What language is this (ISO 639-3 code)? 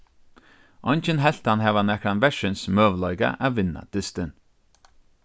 fao